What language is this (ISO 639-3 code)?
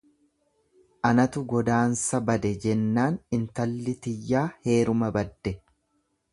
orm